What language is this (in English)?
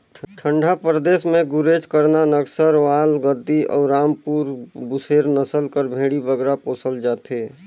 Chhattisgarhi